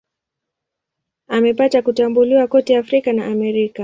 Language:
Swahili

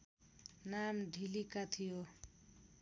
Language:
Nepali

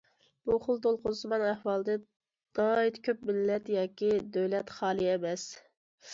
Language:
Uyghur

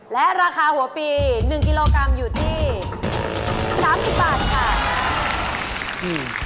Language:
Thai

